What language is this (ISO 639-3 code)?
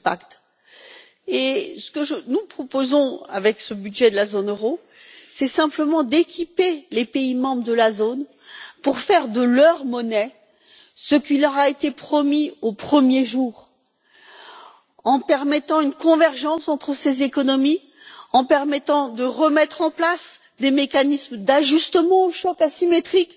fra